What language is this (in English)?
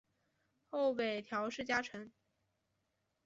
Chinese